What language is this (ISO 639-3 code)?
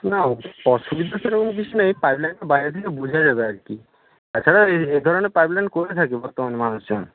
ben